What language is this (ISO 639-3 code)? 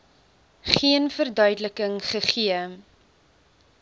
afr